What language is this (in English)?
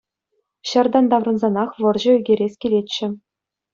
Chuvash